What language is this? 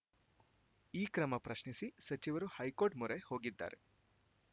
Kannada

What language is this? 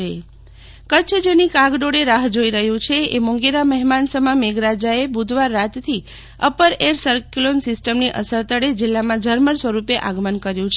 Gujarati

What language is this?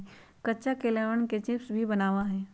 Magahi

